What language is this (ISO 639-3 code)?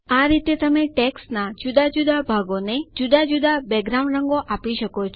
guj